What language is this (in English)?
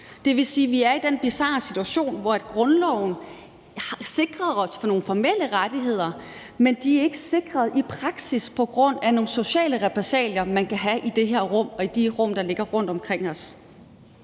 Danish